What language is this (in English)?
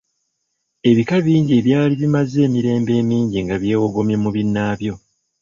Ganda